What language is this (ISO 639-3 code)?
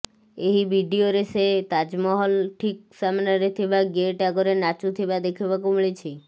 ori